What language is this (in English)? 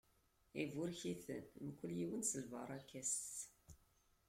Kabyle